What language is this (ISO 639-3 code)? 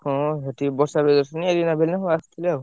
ori